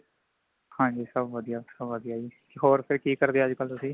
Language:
Punjabi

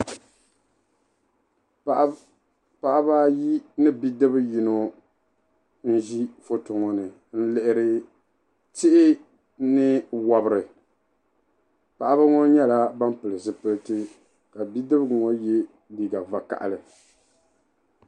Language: Dagbani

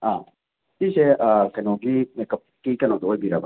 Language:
Manipuri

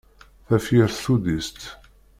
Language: Kabyle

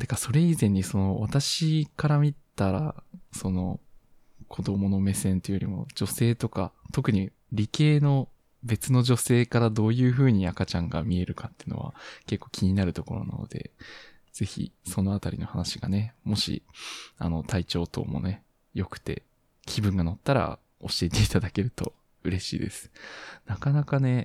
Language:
Japanese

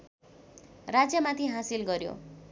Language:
Nepali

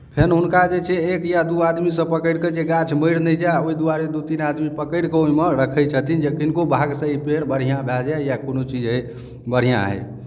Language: Maithili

